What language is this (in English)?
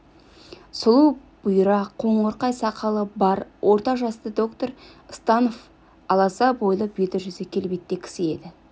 Kazakh